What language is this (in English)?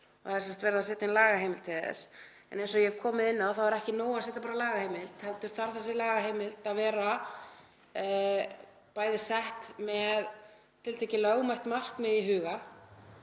Icelandic